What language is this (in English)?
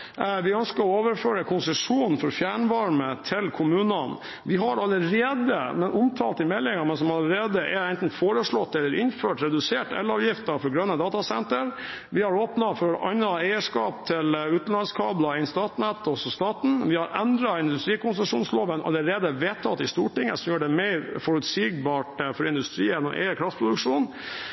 Norwegian Bokmål